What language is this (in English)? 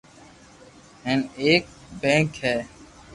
Loarki